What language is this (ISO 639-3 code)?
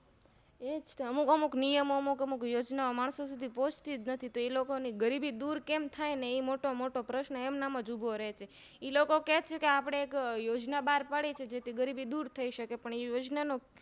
guj